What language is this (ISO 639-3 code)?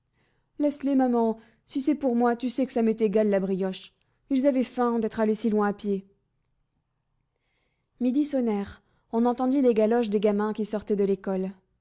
fra